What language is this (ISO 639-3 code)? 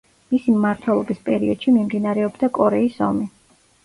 kat